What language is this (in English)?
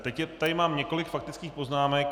Czech